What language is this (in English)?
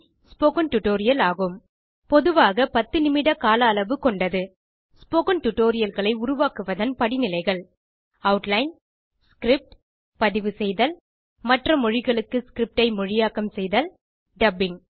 Tamil